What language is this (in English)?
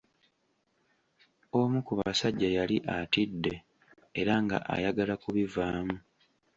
Ganda